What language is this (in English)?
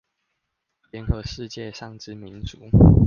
Chinese